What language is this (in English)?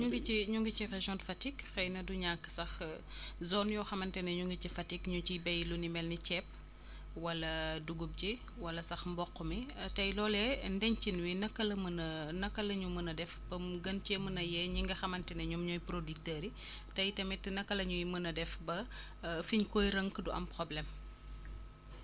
Wolof